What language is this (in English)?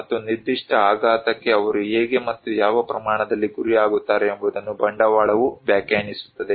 Kannada